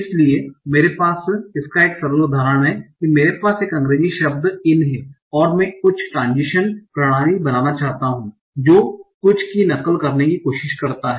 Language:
Hindi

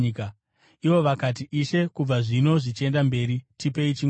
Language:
Shona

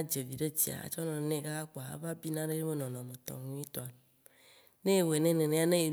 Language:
Waci Gbe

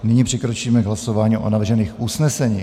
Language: Czech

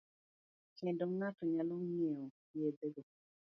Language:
Luo (Kenya and Tanzania)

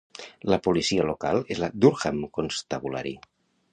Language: Catalan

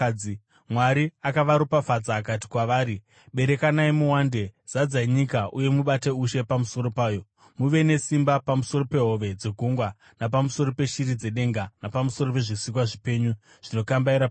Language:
Shona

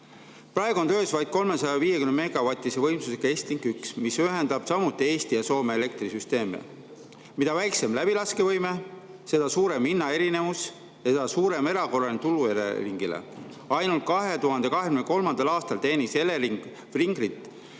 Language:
Estonian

